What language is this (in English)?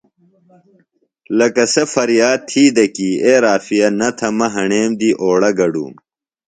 Phalura